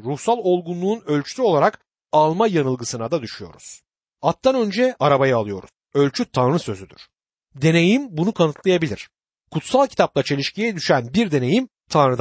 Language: Turkish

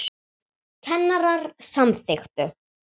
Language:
Icelandic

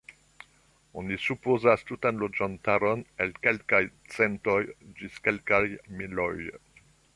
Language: Esperanto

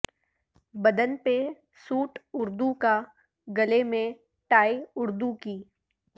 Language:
Urdu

